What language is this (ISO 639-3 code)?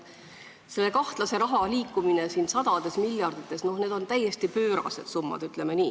est